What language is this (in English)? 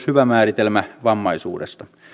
Finnish